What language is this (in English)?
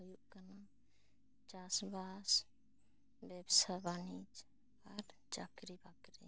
Santali